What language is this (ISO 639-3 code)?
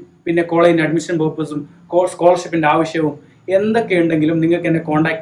mal